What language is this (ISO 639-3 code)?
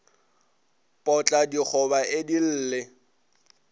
nso